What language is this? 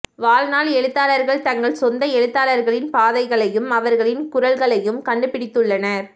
Tamil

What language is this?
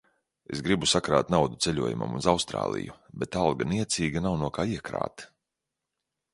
Latvian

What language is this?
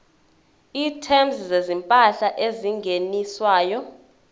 Zulu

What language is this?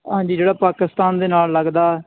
Punjabi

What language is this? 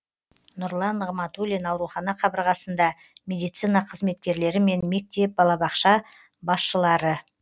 Kazakh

